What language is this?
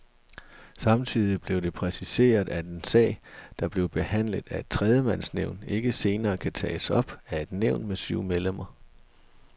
Danish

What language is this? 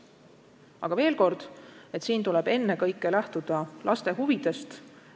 Estonian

